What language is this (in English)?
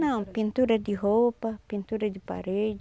Portuguese